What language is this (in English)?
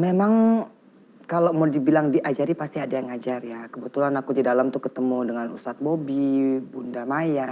Indonesian